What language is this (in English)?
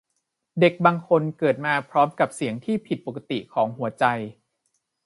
Thai